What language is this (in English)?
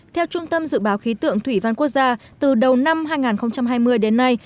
Vietnamese